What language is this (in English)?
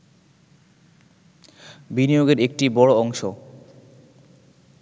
Bangla